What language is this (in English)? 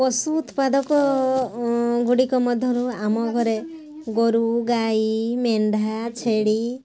Odia